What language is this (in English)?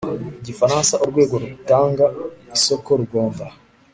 Kinyarwanda